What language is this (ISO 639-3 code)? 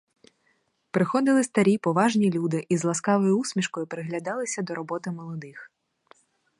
ukr